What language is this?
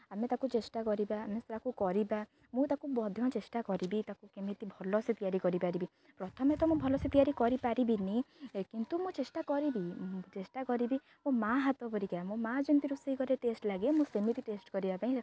Odia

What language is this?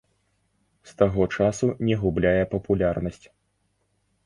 Belarusian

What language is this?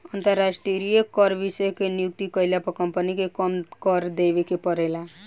Bhojpuri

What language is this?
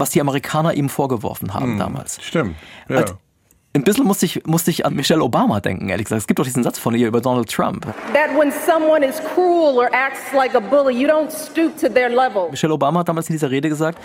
German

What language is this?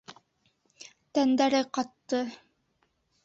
Bashkir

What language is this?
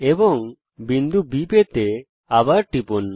Bangla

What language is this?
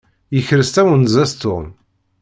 Kabyle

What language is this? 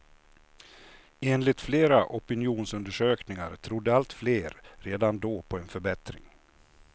Swedish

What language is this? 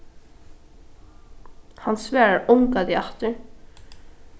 Faroese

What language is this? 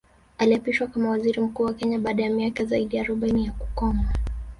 Swahili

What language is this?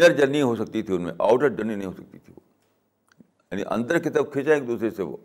Urdu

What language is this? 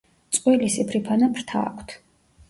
Georgian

